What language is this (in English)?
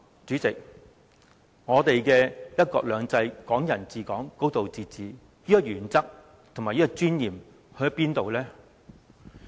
Cantonese